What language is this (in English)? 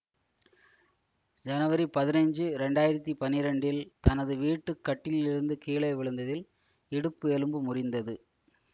Tamil